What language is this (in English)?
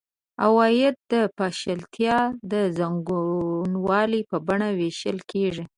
Pashto